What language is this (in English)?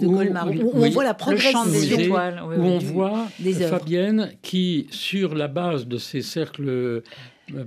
French